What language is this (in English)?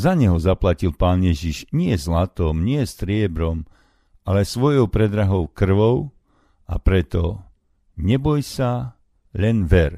Slovak